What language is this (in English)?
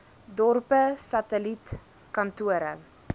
Afrikaans